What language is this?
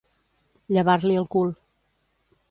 Catalan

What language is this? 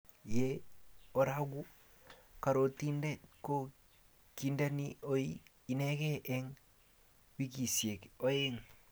Kalenjin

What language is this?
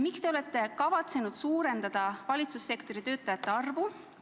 Estonian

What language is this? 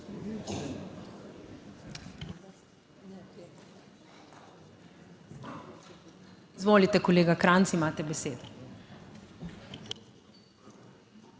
Slovenian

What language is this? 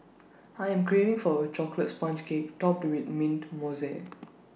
English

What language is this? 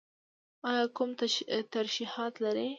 Pashto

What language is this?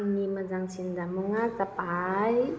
Bodo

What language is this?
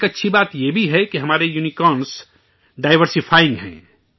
Urdu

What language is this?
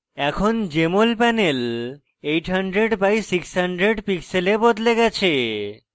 Bangla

